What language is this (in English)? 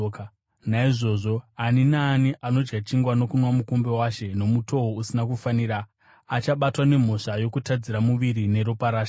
Shona